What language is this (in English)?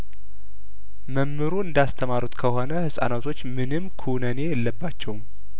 Amharic